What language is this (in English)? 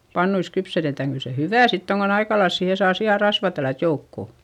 Finnish